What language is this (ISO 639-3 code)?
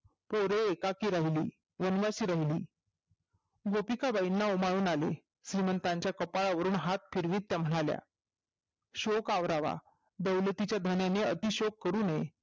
mar